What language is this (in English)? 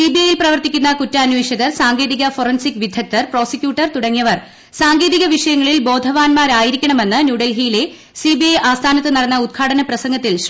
Malayalam